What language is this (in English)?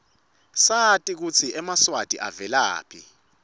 Swati